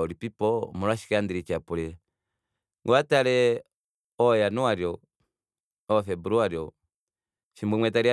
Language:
Kuanyama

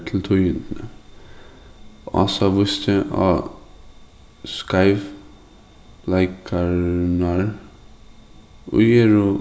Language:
Faroese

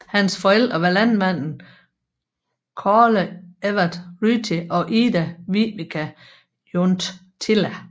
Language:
Danish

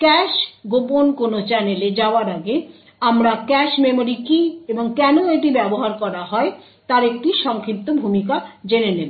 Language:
Bangla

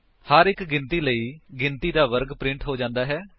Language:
Punjabi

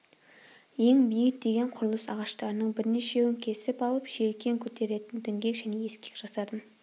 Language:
Kazakh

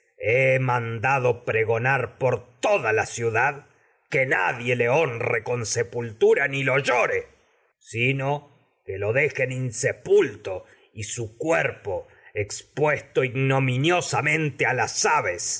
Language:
Spanish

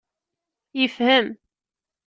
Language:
Kabyle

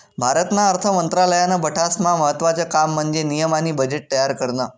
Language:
Marathi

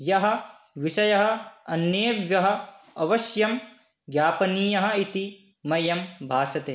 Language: Sanskrit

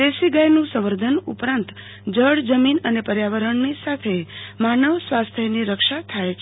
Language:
Gujarati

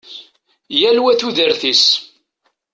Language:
Kabyle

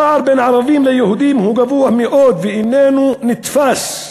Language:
Hebrew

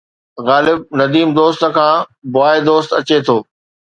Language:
Sindhi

